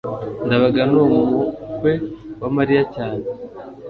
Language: Kinyarwanda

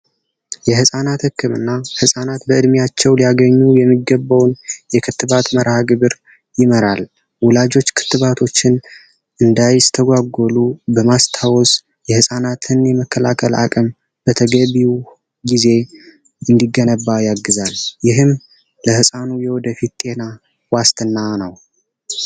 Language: Amharic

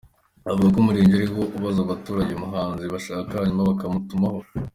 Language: Kinyarwanda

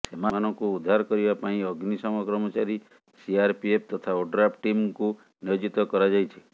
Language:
Odia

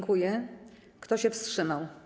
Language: Polish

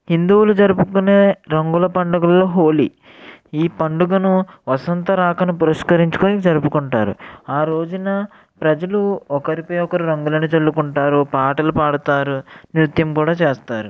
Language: Telugu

